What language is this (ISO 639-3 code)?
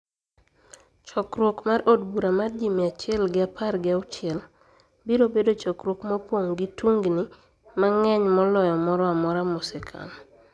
luo